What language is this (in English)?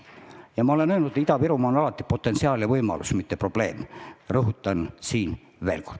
Estonian